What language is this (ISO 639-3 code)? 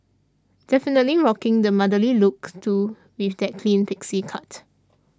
eng